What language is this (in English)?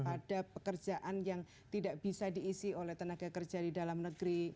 Indonesian